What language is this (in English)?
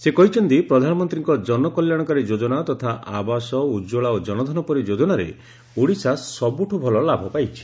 Odia